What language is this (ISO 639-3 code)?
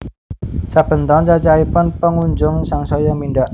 jav